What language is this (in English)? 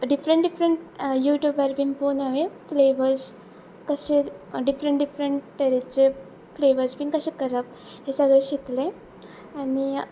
Konkani